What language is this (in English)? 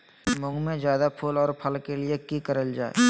Magahi